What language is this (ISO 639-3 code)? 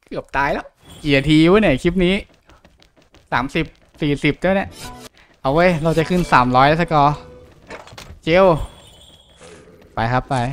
tha